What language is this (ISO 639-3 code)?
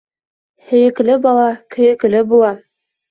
bak